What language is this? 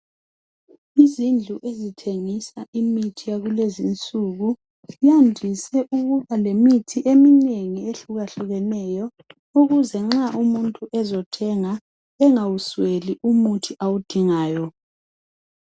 North Ndebele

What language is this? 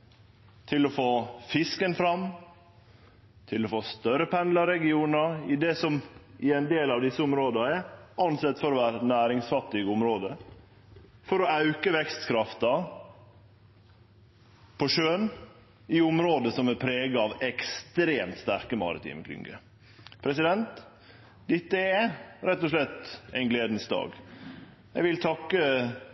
Norwegian Nynorsk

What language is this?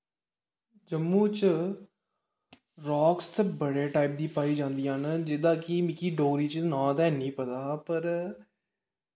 Dogri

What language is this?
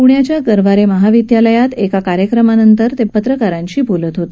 Marathi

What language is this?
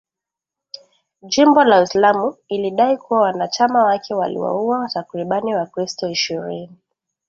Swahili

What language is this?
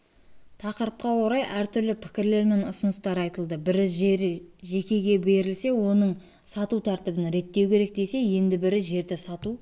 Kazakh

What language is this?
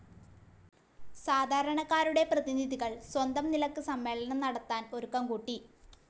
Malayalam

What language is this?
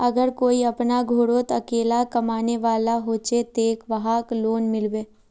Magahi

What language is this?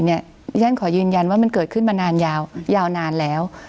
Thai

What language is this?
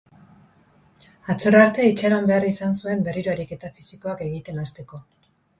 Basque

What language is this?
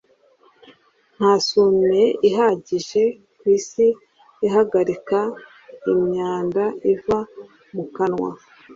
Kinyarwanda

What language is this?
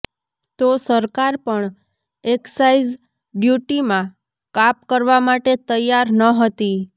Gujarati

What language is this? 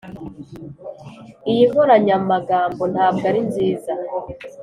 Kinyarwanda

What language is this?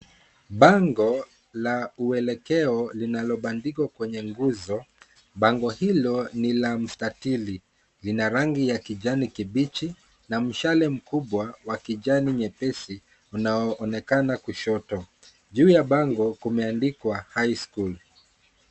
Swahili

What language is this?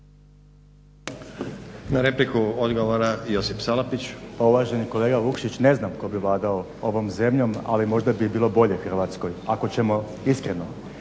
Croatian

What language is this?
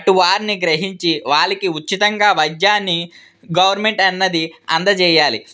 Telugu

